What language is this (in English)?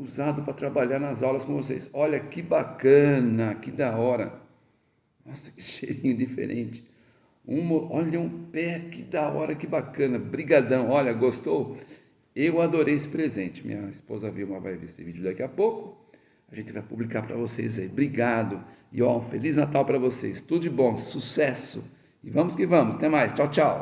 Portuguese